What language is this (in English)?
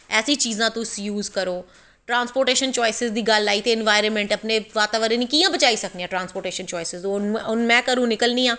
Dogri